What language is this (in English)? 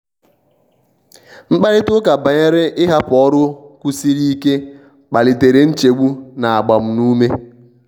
Igbo